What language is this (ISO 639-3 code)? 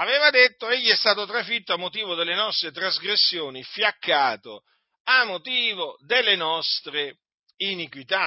ita